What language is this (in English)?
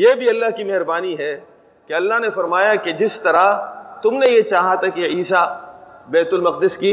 Urdu